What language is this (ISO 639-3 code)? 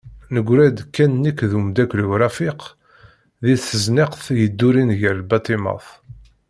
kab